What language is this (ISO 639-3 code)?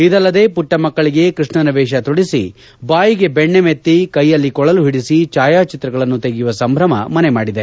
kan